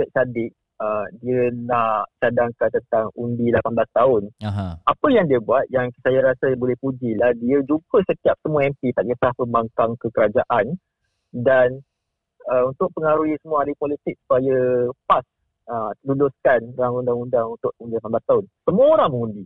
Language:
Malay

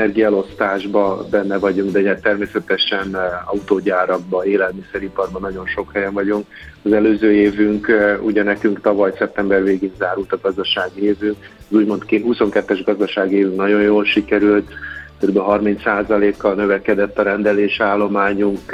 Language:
Hungarian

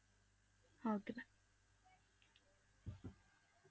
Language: Punjabi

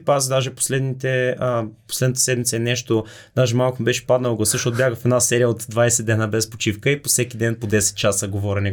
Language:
Bulgarian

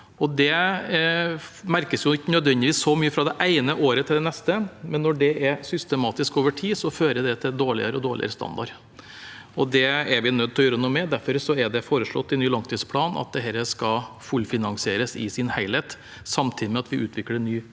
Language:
Norwegian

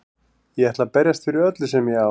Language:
Icelandic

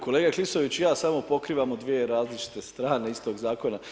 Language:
Croatian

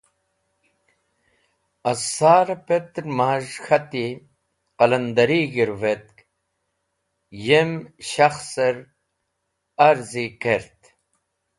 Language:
Wakhi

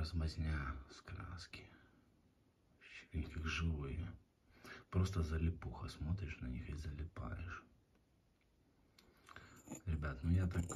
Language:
Russian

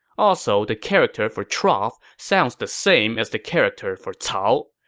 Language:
English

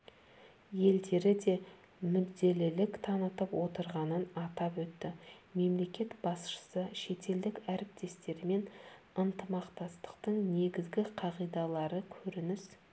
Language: Kazakh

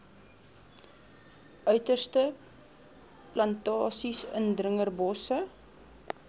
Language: Afrikaans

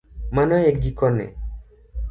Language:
Luo (Kenya and Tanzania)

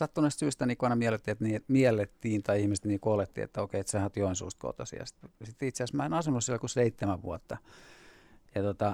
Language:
Finnish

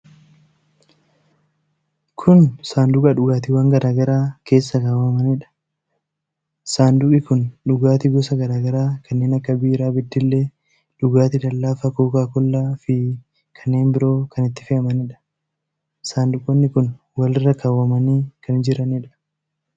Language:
Oromo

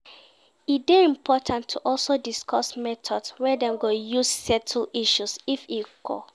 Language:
Nigerian Pidgin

